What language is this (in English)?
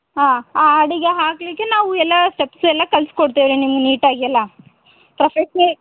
Kannada